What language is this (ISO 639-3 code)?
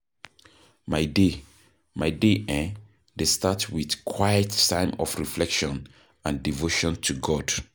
pcm